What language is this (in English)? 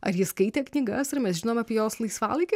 Lithuanian